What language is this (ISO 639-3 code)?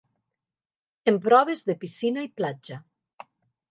cat